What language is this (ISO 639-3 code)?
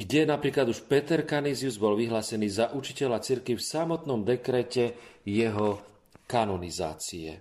slk